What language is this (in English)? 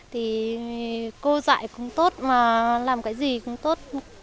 Vietnamese